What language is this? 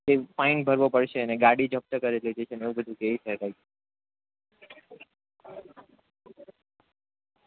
Gujarati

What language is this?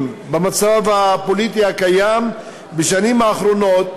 Hebrew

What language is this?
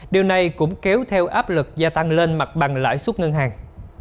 Vietnamese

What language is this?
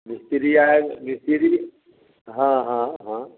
Hindi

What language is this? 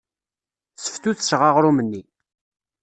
Kabyle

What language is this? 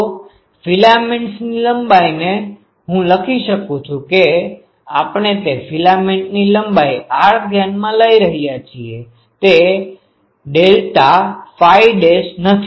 Gujarati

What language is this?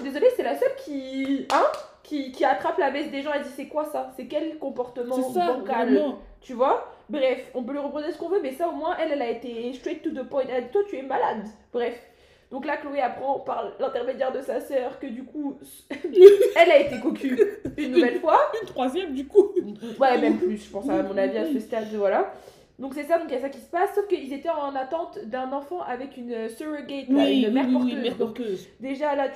French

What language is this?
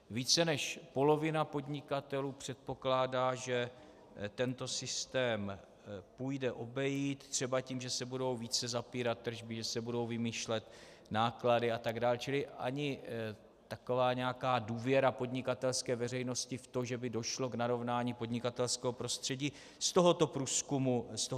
Czech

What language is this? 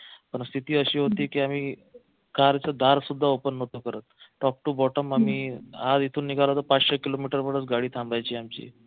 Marathi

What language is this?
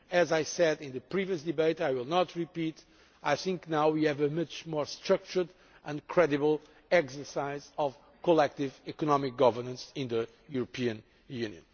English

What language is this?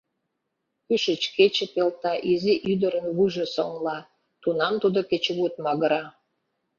Mari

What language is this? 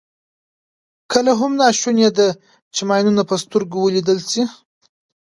Pashto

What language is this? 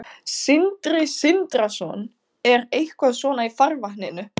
Icelandic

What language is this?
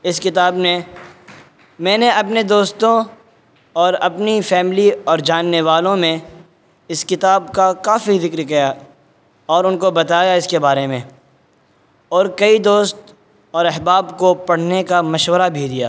Urdu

